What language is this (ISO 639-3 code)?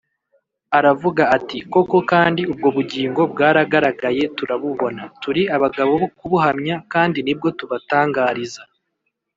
kin